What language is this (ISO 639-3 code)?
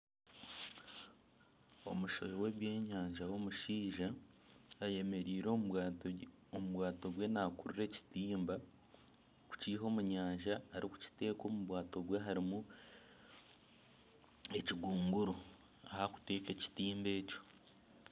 nyn